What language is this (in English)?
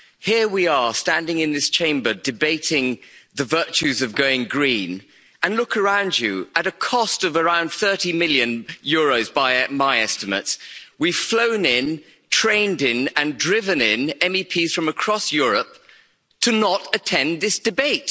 English